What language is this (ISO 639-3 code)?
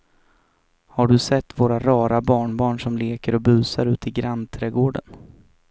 swe